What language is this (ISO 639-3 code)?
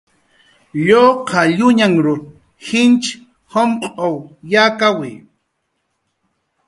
jqr